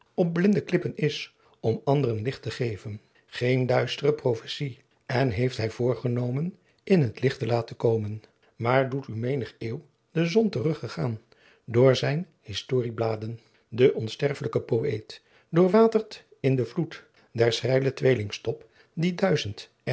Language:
Dutch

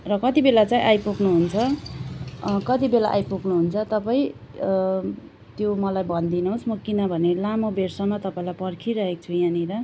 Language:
Nepali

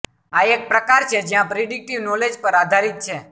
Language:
Gujarati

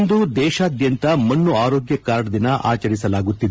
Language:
Kannada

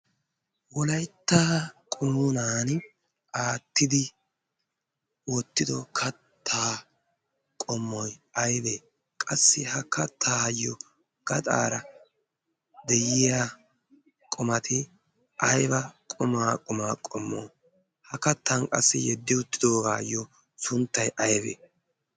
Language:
Wolaytta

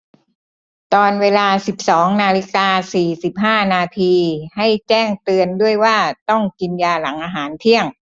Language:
Thai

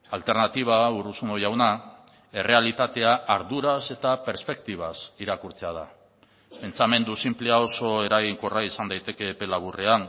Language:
Basque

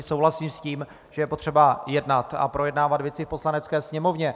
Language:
Czech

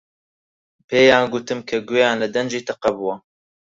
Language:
Central Kurdish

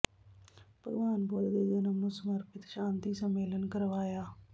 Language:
Punjabi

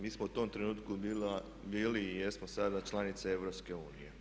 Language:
Croatian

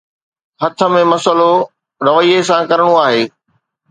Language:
Sindhi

